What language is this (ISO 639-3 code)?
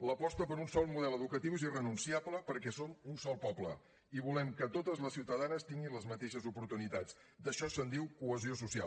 cat